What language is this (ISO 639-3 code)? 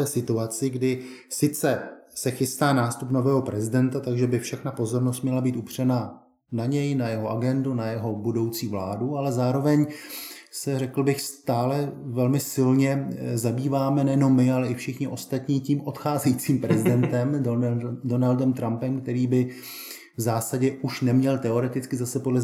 ces